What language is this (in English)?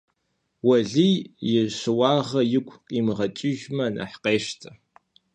Kabardian